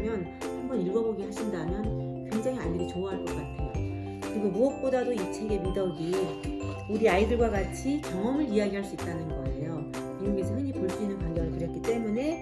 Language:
Korean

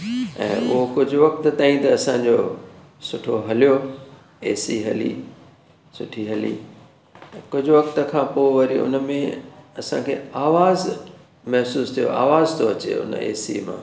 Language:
Sindhi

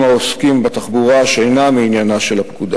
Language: Hebrew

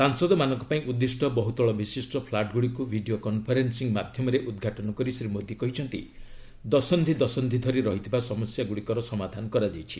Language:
Odia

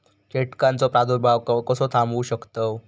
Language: Marathi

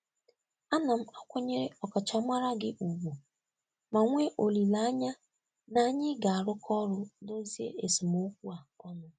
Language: Igbo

